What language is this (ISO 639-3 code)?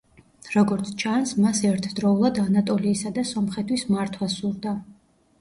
kat